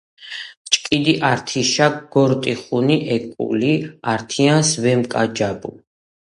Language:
Georgian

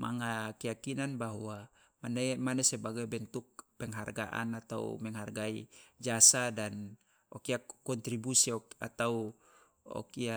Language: Loloda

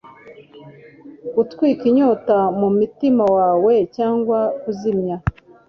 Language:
Kinyarwanda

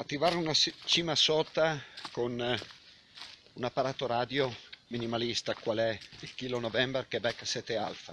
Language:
Italian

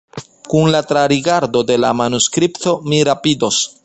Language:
Esperanto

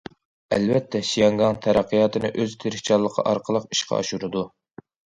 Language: Uyghur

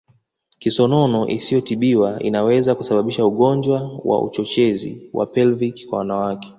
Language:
Swahili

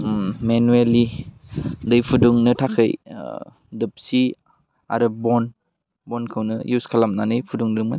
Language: Bodo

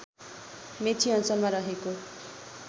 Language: Nepali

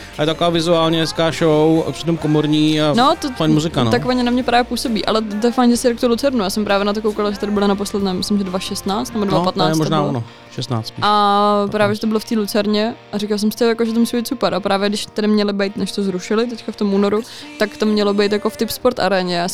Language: Czech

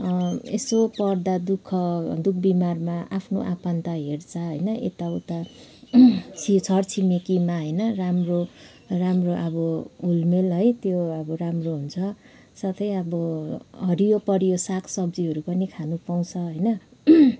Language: Nepali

